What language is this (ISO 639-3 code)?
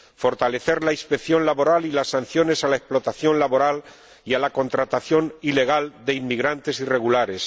spa